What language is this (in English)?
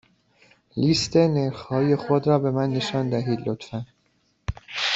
Persian